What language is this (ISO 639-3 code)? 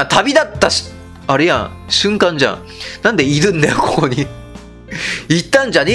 jpn